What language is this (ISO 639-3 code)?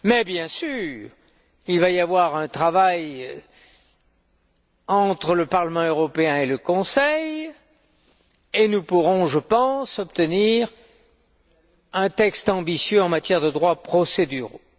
fra